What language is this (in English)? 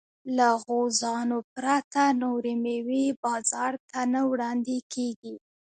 Pashto